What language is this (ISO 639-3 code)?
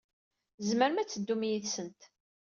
kab